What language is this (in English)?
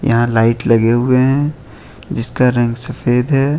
Hindi